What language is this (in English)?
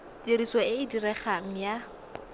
Tswana